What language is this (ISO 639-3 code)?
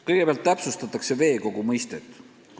est